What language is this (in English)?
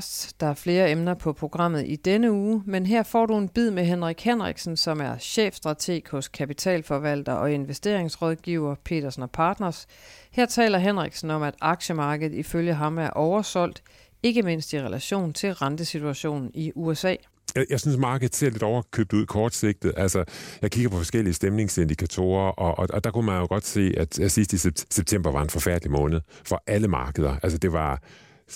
Danish